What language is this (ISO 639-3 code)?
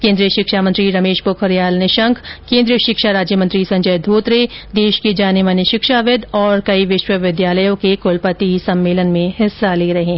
hin